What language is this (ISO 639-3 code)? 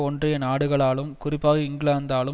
tam